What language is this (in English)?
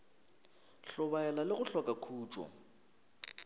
Northern Sotho